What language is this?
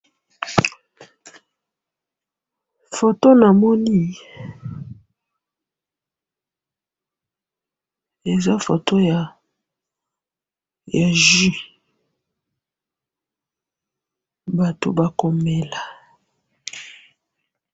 Lingala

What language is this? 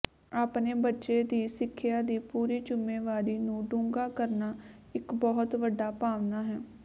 Punjabi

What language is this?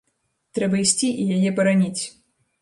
Belarusian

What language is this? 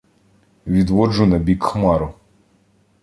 Ukrainian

